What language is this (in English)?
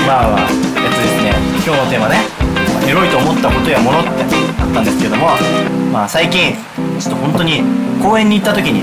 Japanese